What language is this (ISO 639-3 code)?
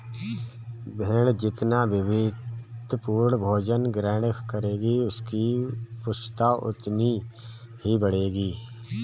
hin